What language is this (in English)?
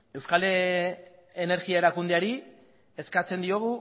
Basque